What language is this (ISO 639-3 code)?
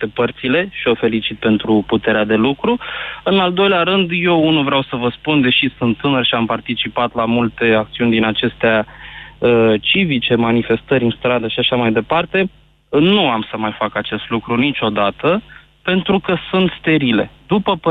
ron